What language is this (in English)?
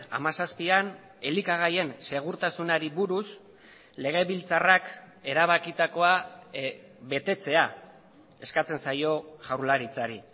Basque